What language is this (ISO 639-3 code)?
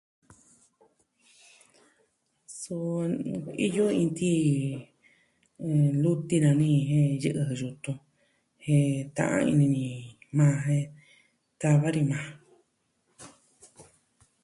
meh